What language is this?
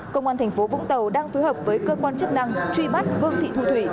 Vietnamese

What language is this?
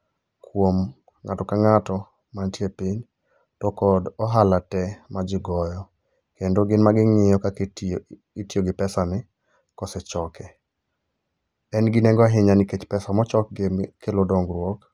Luo (Kenya and Tanzania)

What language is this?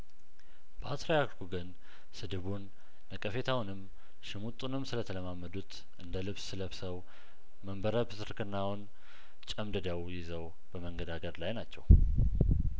Amharic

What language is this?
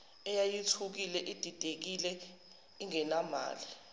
Zulu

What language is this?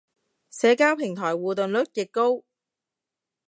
Cantonese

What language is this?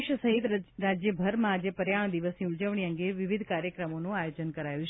Gujarati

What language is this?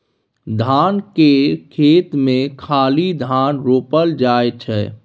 Maithili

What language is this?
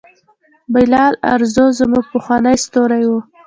Pashto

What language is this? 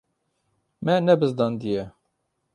Kurdish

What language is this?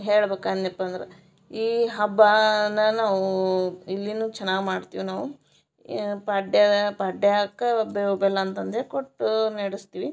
Kannada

